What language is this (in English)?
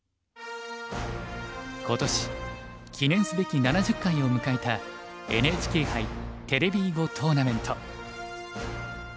Japanese